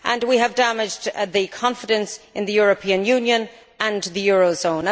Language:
English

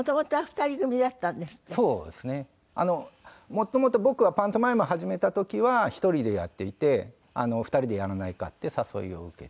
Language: Japanese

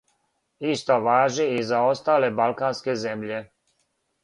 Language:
Serbian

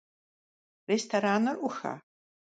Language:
Kabardian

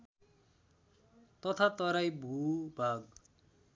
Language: Nepali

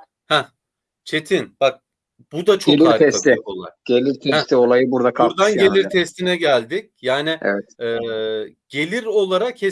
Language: Turkish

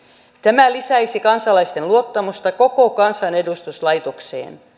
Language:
Finnish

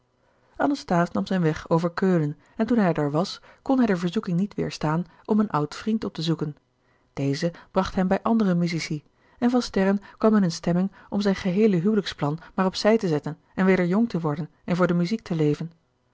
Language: Dutch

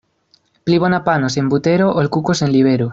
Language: Esperanto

